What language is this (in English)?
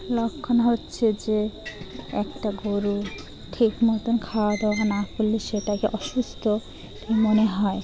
Bangla